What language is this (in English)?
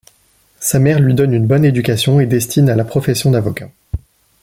French